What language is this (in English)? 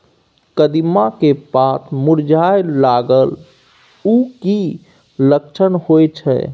Maithili